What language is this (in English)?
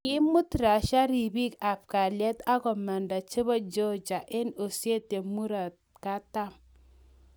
Kalenjin